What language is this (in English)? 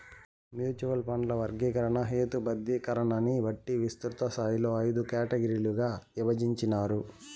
Telugu